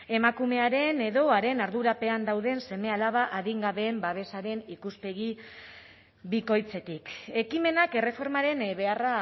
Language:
Basque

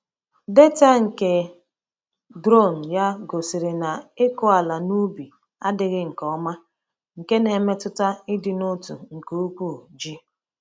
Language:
Igbo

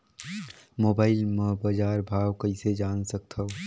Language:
Chhattisgarhi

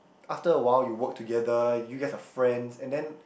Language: English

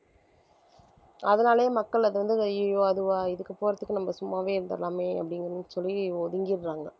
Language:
Tamil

